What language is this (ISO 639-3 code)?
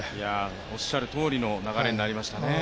jpn